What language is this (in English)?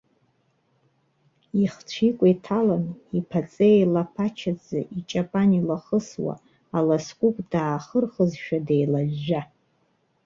Abkhazian